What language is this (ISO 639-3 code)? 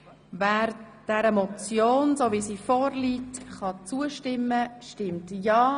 gsw